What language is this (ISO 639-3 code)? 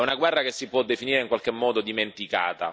ita